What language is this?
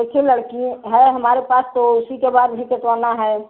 Hindi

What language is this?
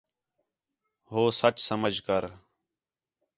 Khetrani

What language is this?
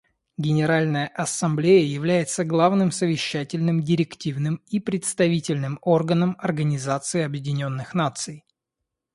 Russian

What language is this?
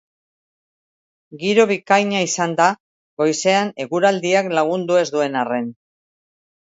Basque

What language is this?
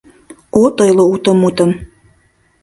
Mari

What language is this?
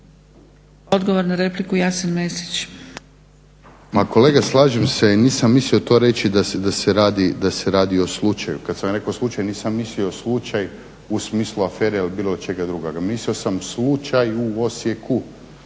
Croatian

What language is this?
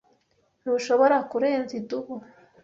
Kinyarwanda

